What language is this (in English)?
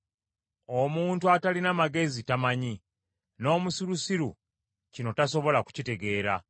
Ganda